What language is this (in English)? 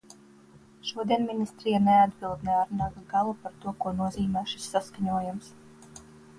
Latvian